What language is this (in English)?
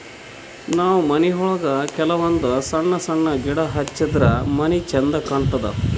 Kannada